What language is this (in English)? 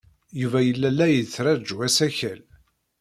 Kabyle